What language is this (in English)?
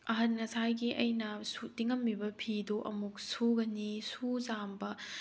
Manipuri